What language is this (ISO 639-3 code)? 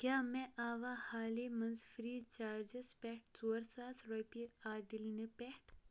kas